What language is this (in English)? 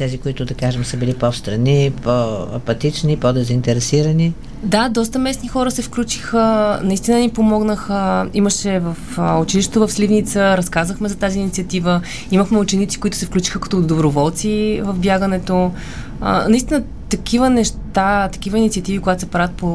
Bulgarian